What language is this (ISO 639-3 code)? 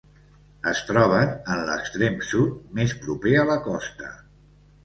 cat